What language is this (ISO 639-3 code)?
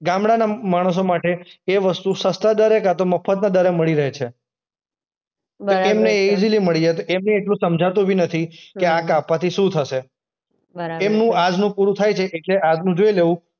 guj